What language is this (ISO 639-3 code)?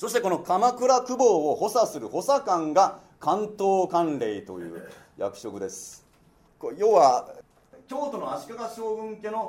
jpn